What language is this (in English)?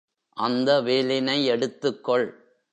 Tamil